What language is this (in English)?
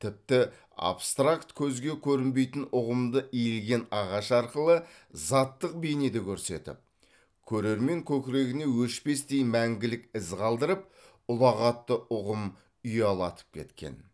Kazakh